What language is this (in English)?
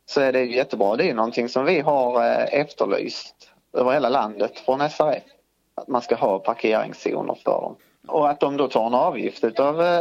Swedish